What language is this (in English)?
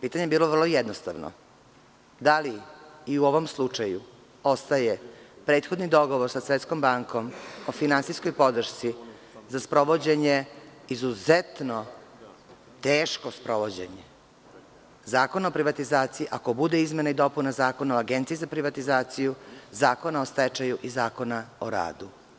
Serbian